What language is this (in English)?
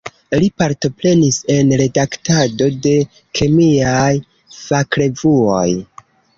Esperanto